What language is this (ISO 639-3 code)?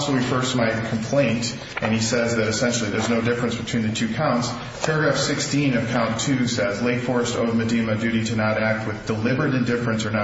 eng